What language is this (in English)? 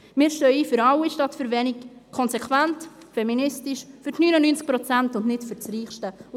Swiss German